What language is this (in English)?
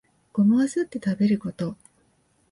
Japanese